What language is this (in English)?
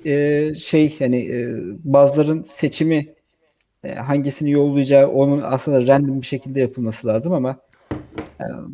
Turkish